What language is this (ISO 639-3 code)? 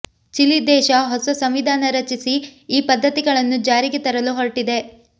kan